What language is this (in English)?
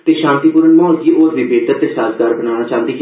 Dogri